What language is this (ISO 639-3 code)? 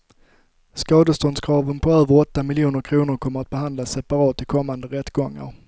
swe